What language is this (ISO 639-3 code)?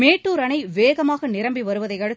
tam